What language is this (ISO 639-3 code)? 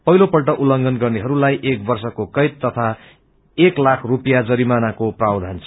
nep